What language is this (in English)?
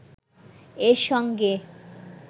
Bangla